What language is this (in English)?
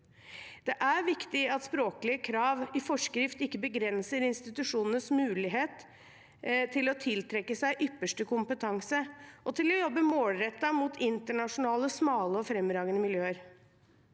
Norwegian